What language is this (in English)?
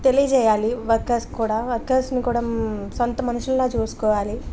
Telugu